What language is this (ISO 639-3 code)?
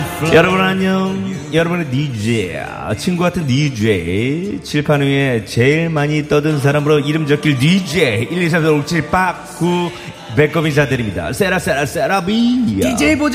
kor